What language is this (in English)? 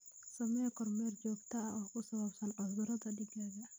Somali